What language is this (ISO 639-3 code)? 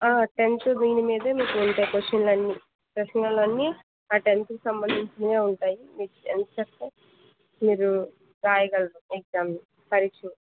tel